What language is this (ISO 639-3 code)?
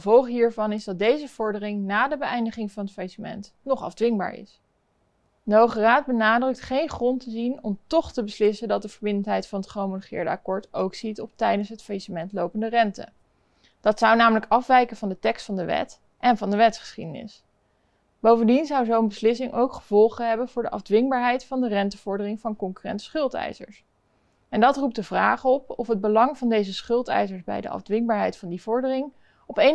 nld